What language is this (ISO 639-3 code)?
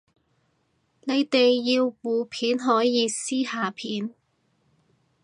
yue